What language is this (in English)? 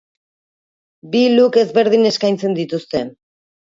Basque